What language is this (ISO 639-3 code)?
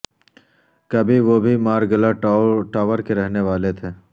urd